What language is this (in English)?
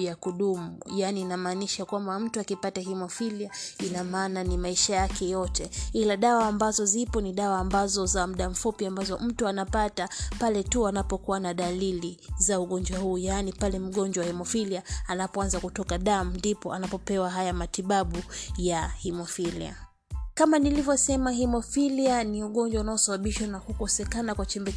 Swahili